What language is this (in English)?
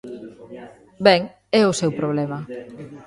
Galician